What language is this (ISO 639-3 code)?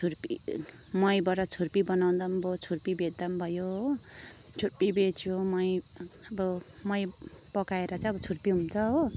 nep